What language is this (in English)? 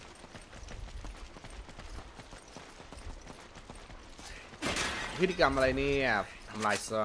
Thai